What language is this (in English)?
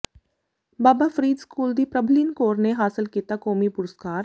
Punjabi